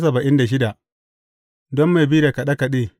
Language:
Hausa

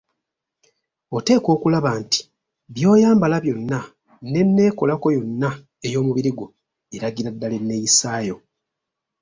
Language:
Ganda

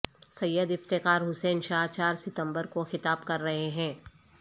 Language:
Urdu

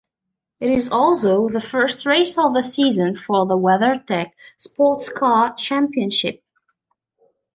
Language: English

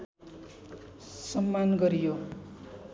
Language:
Nepali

